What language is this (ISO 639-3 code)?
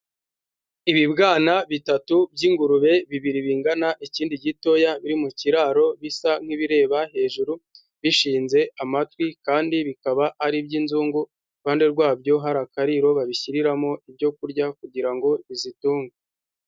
kin